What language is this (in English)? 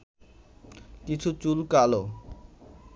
Bangla